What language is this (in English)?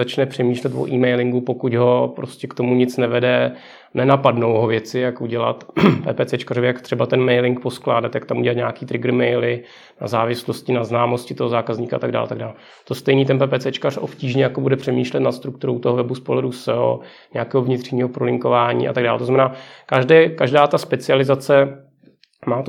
Czech